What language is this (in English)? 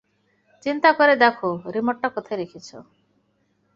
Bangla